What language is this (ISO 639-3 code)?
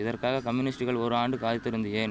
tam